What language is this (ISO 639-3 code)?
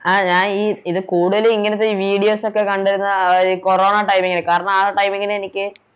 mal